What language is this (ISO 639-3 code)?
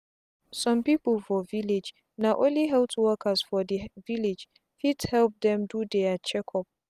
pcm